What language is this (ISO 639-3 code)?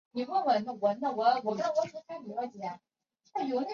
zho